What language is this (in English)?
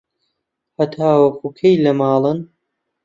Central Kurdish